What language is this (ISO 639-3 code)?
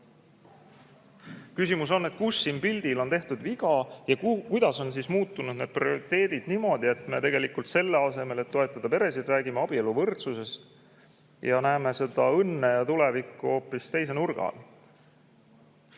est